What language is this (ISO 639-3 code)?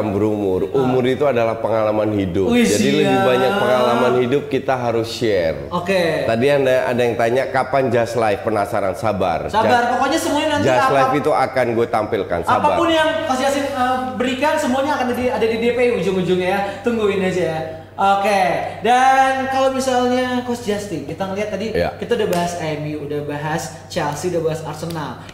ind